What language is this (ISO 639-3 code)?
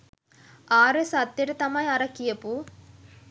sin